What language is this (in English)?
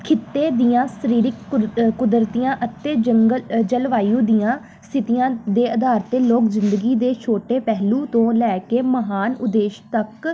Punjabi